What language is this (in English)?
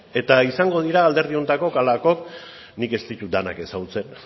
Basque